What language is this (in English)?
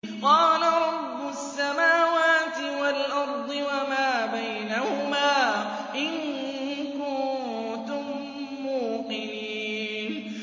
Arabic